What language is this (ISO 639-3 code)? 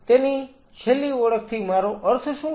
guj